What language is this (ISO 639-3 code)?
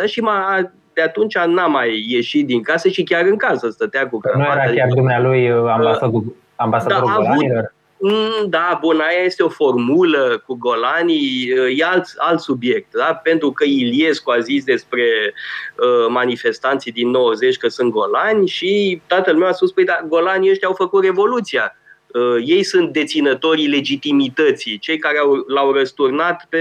ron